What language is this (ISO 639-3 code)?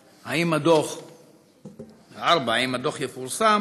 heb